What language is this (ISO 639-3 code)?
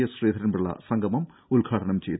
mal